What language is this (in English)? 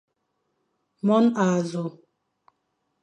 Fang